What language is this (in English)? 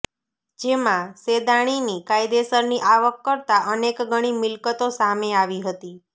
Gujarati